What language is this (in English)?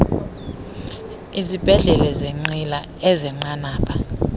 Xhosa